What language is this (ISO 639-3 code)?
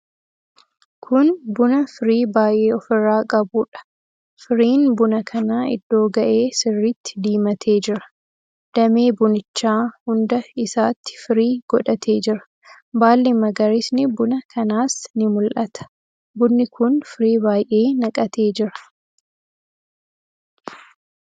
orm